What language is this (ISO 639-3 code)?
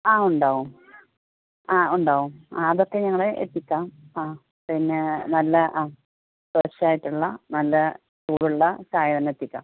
mal